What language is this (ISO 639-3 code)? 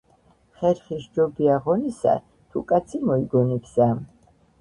kat